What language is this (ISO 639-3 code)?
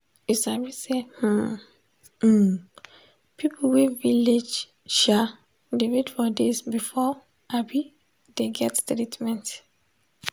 pcm